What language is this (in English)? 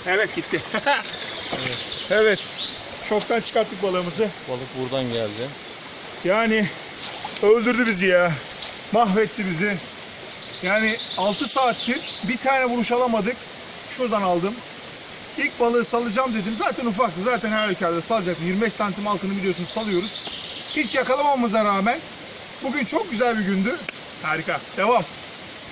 Turkish